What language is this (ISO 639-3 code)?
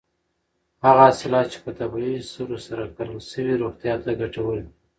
pus